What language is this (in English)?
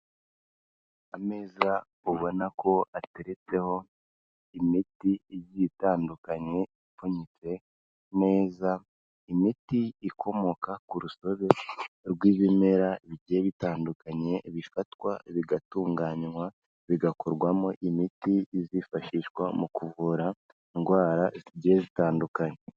Kinyarwanda